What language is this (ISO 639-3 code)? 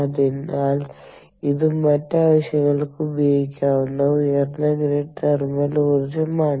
mal